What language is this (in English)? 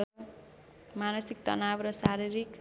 Nepali